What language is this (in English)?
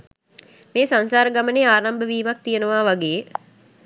Sinhala